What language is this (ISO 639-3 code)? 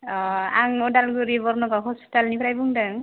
brx